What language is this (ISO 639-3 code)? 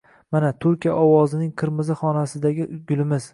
uzb